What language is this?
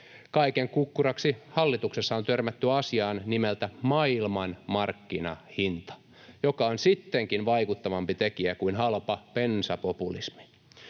Finnish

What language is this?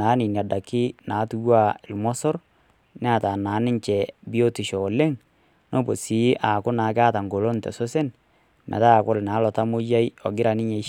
Masai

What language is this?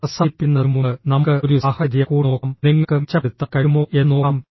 Malayalam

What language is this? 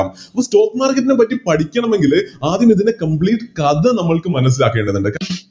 Malayalam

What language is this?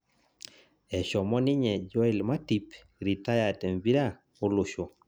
Masai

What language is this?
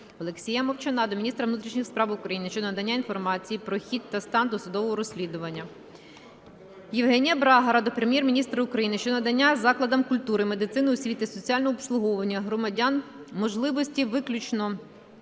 Ukrainian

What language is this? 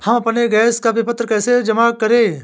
Hindi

